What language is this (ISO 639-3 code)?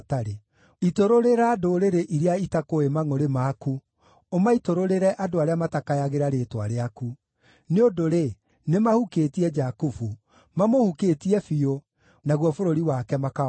kik